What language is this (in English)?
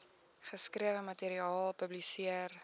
Afrikaans